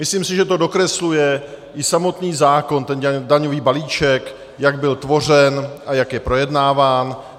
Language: Czech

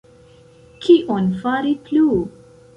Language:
Esperanto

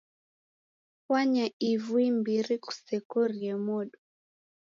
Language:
Taita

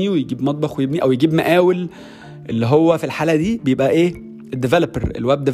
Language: Arabic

